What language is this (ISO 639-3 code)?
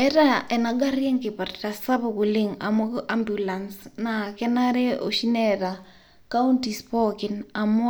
mas